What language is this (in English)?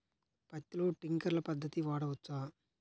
Telugu